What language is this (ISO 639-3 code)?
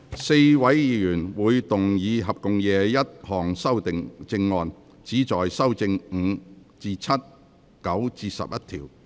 yue